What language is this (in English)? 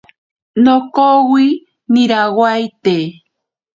Ashéninka Perené